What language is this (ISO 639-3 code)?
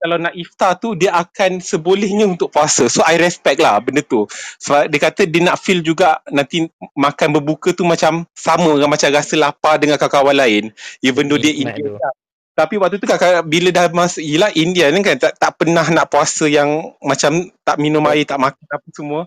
msa